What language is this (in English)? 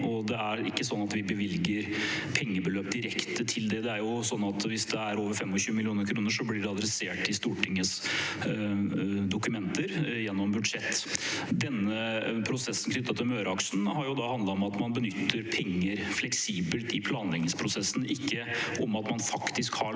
Norwegian